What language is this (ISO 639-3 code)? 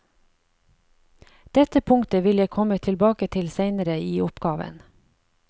nor